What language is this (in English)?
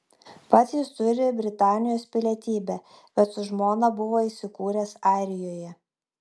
Lithuanian